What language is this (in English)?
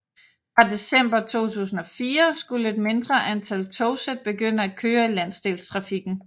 Danish